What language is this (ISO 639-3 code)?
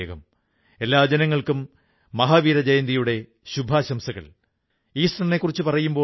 mal